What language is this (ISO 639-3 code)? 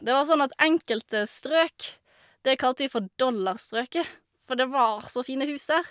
nor